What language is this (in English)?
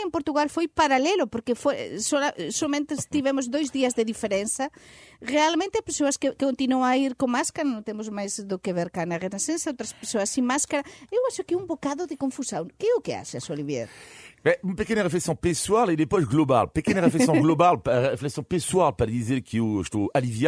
Portuguese